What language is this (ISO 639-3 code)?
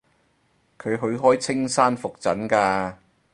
yue